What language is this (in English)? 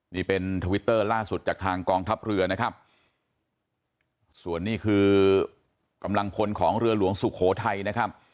Thai